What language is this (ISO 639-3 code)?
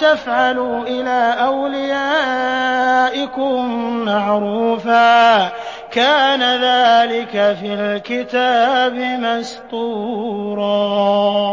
ara